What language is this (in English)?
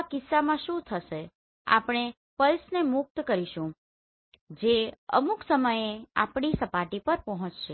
Gujarati